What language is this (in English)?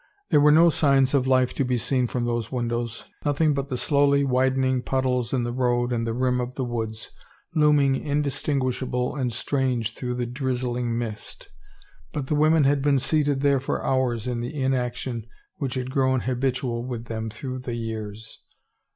English